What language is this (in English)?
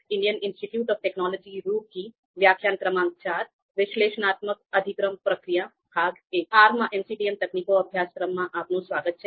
Gujarati